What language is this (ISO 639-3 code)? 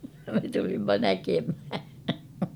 fin